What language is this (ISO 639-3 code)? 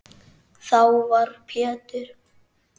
isl